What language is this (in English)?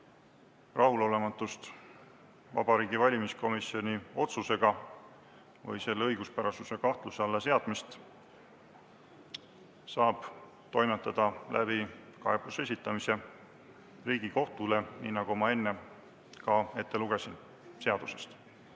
Estonian